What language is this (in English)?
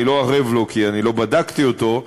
Hebrew